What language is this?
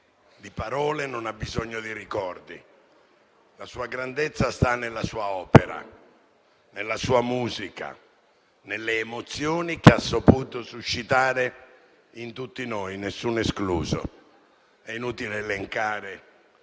Italian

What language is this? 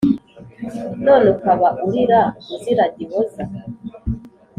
Kinyarwanda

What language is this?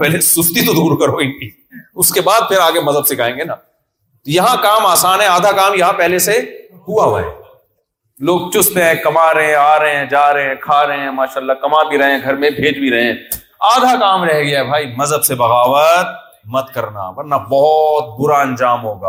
Urdu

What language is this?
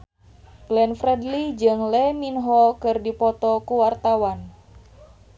Sundanese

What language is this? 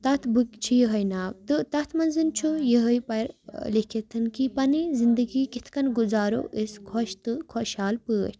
Kashmiri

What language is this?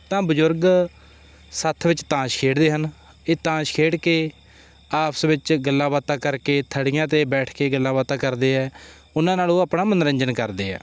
Punjabi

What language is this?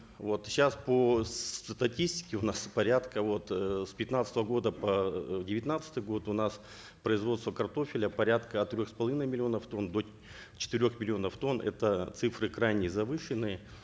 Kazakh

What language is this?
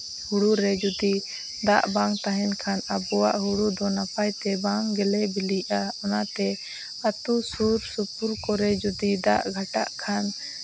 Santali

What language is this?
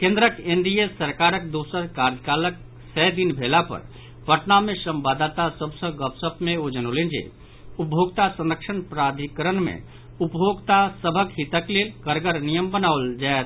Maithili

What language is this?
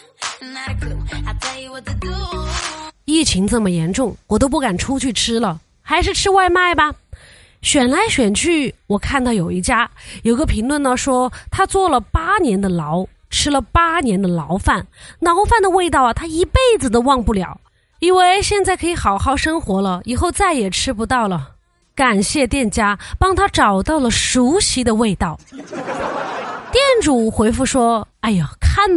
Chinese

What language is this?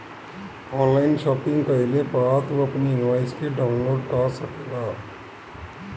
Bhojpuri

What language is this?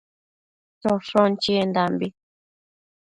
Matsés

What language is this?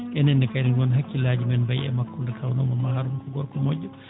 Fula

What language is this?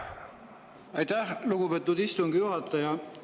Estonian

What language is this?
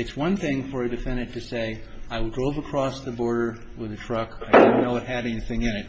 English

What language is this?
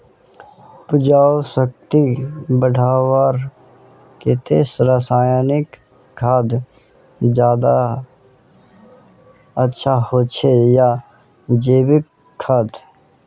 Magahi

